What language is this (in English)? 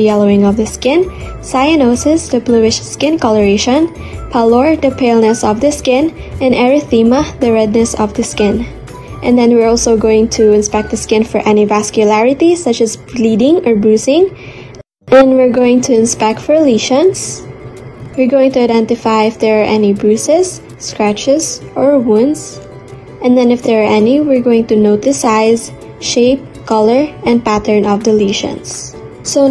English